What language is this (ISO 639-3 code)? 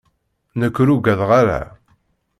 kab